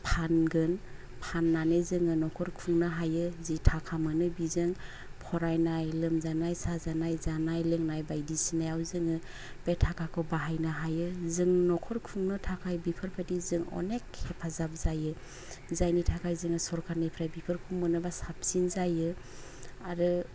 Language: Bodo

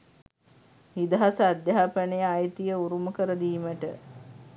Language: Sinhala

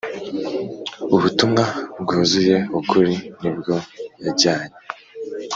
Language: Kinyarwanda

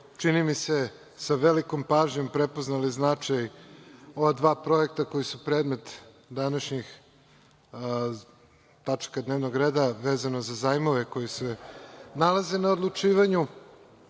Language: Serbian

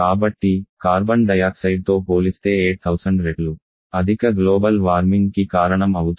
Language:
Telugu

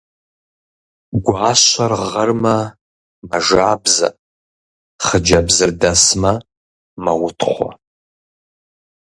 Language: Kabardian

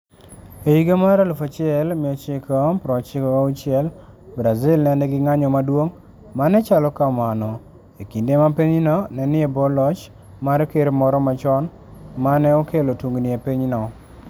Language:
Luo (Kenya and Tanzania)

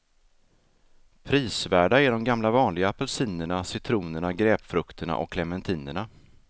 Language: Swedish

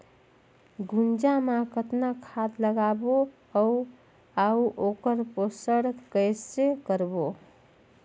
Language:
Chhattisgarhi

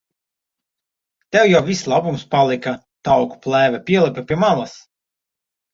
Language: Latvian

